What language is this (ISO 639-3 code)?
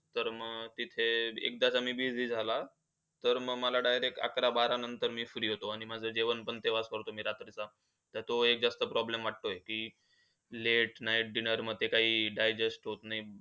mar